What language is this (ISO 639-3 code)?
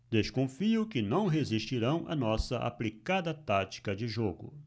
por